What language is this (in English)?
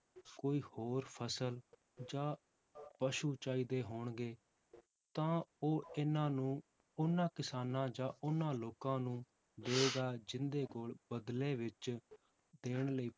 Punjabi